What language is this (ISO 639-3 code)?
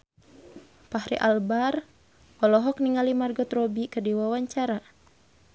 sun